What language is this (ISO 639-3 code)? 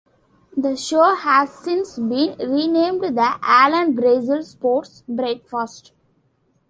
eng